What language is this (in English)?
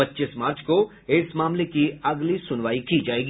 Hindi